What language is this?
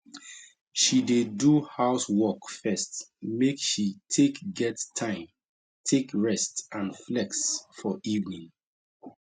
Nigerian Pidgin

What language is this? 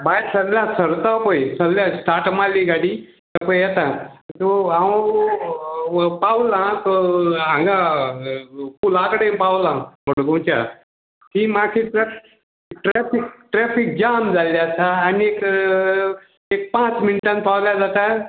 Konkani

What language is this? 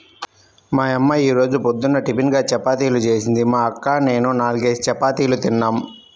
Telugu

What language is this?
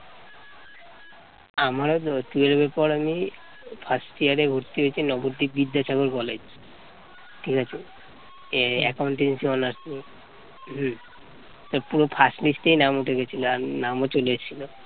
Bangla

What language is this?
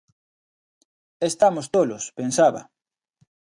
Galician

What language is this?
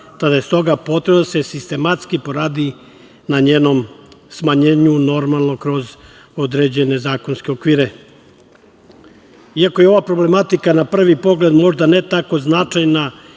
Serbian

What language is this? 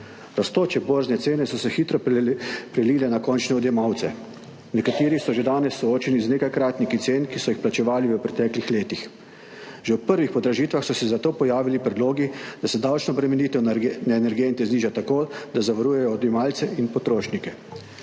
Slovenian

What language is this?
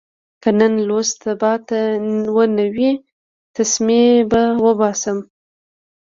Pashto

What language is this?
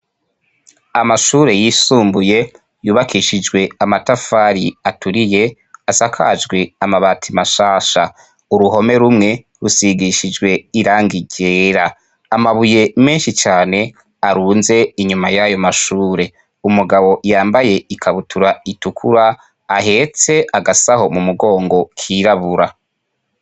Rundi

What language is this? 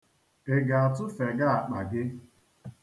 Igbo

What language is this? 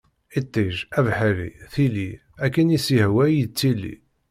Kabyle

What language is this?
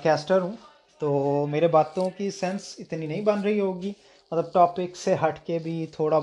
Urdu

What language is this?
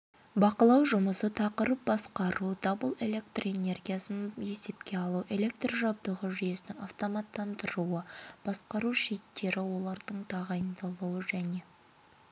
Kazakh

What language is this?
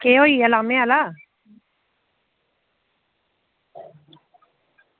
Dogri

